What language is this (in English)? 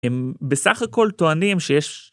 Hebrew